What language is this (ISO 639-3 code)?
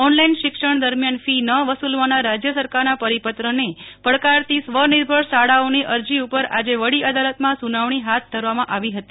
guj